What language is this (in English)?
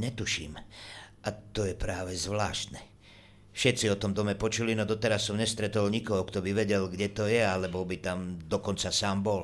Slovak